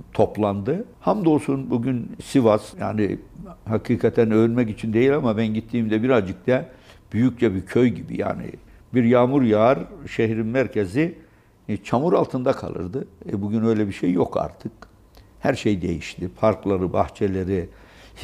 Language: Turkish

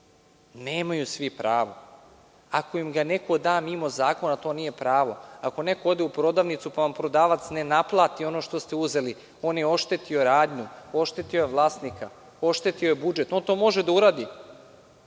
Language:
Serbian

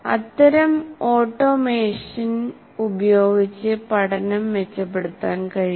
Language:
Malayalam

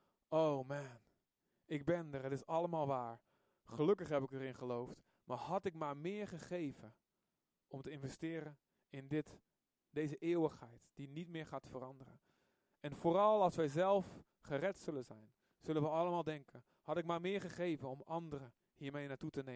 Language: Dutch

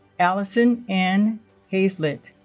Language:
English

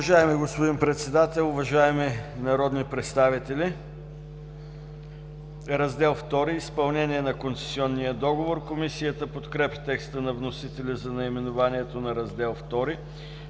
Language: Bulgarian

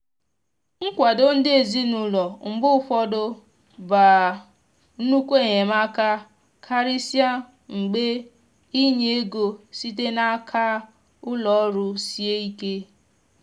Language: Igbo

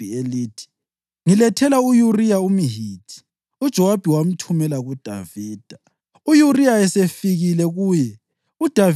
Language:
North Ndebele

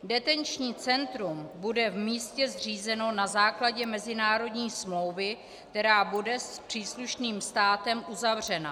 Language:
Czech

